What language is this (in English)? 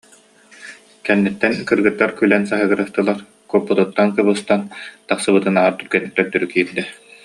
Yakut